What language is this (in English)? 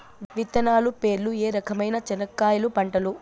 Telugu